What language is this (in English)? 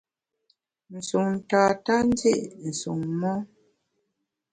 Bamun